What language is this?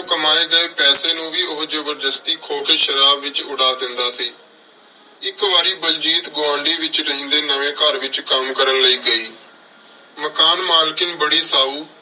Punjabi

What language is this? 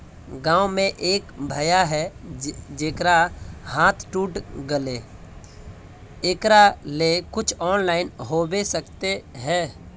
Magahi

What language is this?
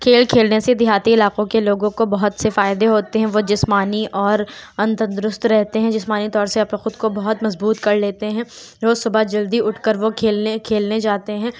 Urdu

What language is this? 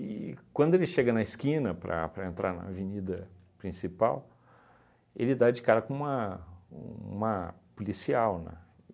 Portuguese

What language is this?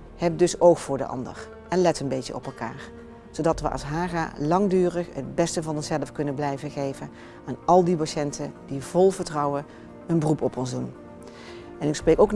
Dutch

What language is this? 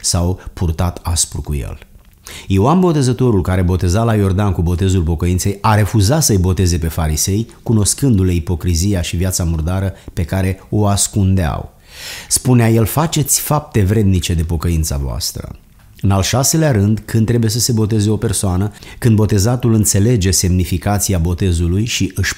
Romanian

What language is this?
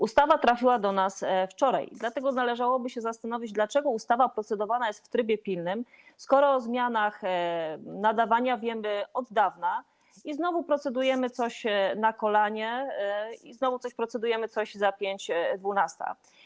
Polish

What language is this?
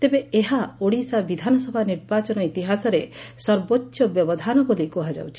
Odia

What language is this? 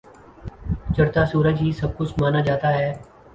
Urdu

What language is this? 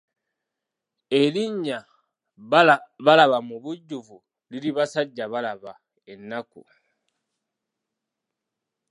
Ganda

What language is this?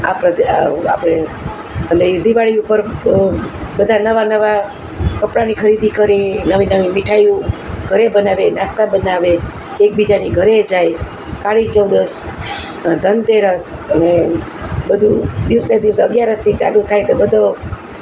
Gujarati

